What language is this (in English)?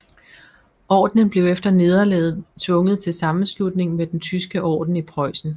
Danish